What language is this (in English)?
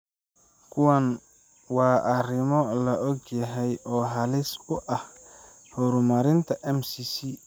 Somali